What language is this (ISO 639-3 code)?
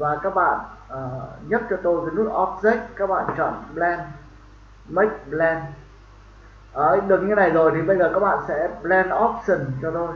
vie